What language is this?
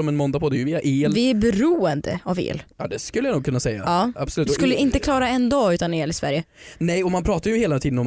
Swedish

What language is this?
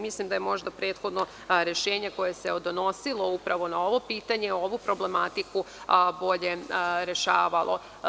Serbian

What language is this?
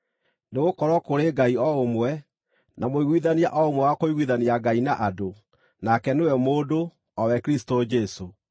Kikuyu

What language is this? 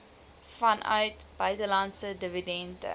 Afrikaans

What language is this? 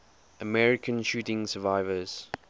English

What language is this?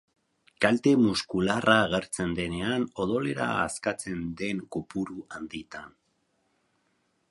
Basque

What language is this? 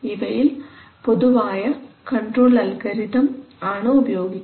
Malayalam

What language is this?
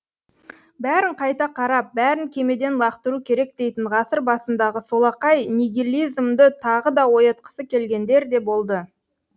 Kazakh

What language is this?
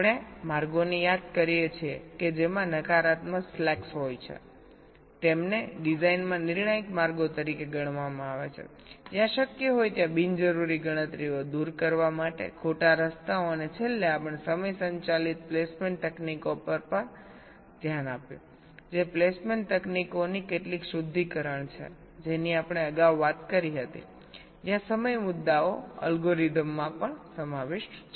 Gujarati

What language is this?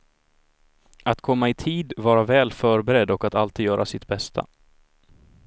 Swedish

